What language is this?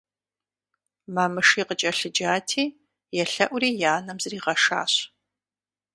Kabardian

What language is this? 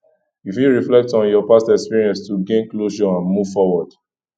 Nigerian Pidgin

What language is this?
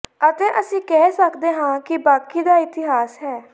Punjabi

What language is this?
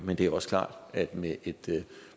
Danish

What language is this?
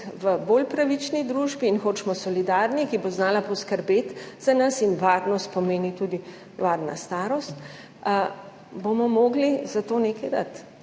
Slovenian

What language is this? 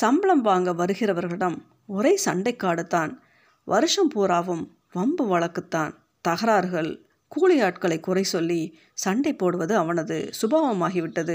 Tamil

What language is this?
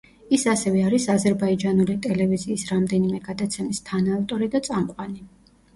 Georgian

